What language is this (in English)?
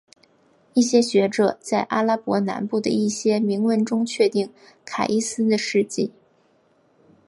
Chinese